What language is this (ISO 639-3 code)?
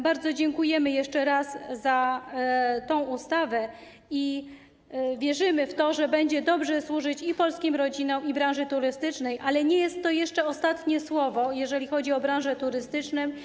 pol